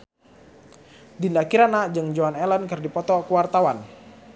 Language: Sundanese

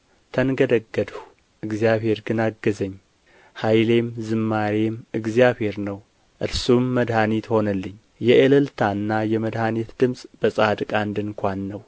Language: Amharic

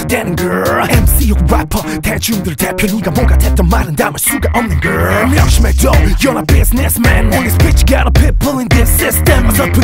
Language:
Korean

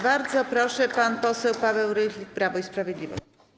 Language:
Polish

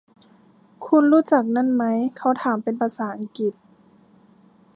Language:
Thai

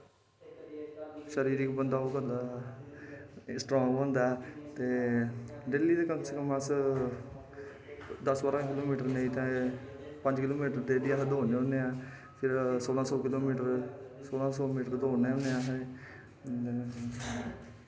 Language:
Dogri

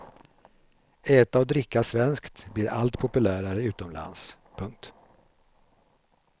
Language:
Swedish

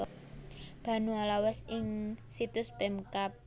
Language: Javanese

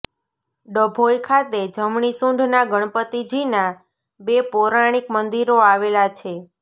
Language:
Gujarati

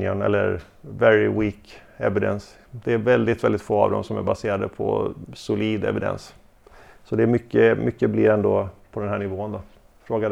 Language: Swedish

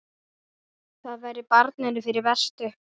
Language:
Icelandic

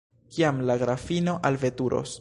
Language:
Esperanto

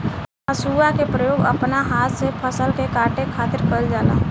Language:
Bhojpuri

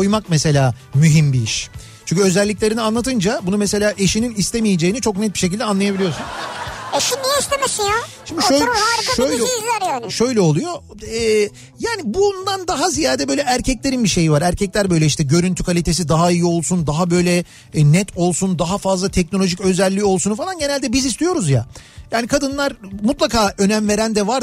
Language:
Turkish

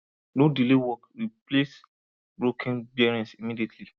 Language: Nigerian Pidgin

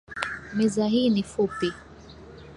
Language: Swahili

